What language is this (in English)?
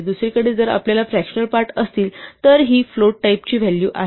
Marathi